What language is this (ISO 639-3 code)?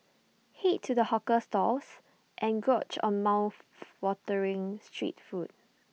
eng